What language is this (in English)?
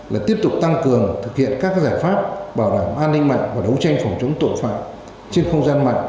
Vietnamese